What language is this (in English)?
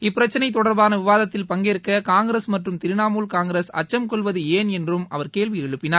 Tamil